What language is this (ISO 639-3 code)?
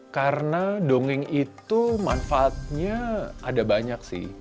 ind